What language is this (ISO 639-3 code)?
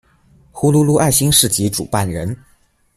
zho